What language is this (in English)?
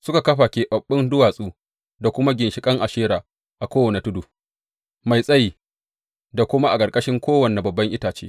Hausa